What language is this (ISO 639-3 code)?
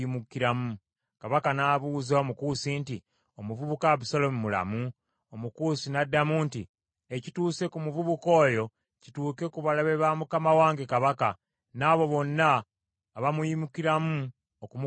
lug